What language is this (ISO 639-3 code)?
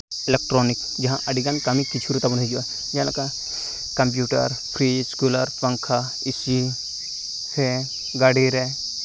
sat